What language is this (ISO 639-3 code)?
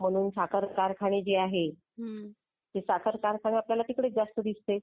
mar